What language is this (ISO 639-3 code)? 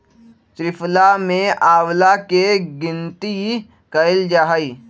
mag